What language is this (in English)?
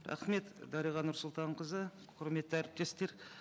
Kazakh